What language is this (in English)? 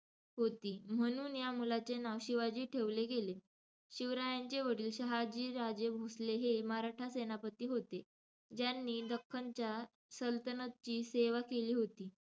Marathi